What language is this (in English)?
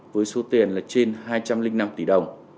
Vietnamese